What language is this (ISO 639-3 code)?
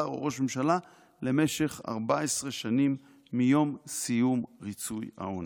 heb